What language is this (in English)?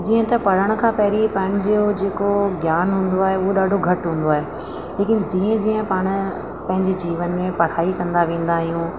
Sindhi